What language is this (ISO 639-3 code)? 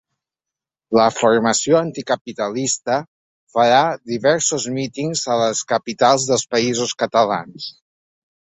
cat